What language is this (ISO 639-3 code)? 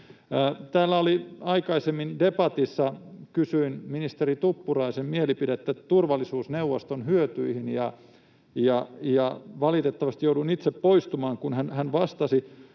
fin